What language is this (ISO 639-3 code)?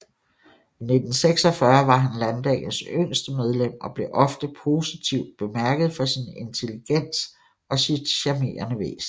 dan